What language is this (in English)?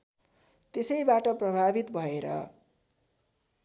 Nepali